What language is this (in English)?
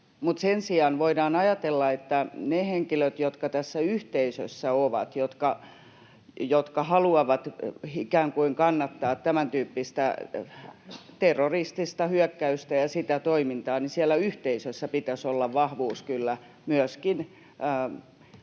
Finnish